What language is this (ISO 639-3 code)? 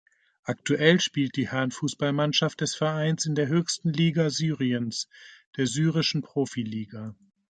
deu